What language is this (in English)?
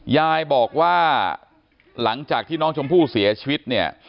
Thai